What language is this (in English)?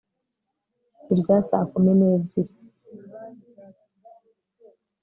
Kinyarwanda